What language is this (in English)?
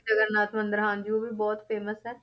Punjabi